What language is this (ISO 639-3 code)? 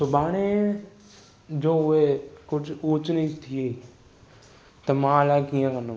snd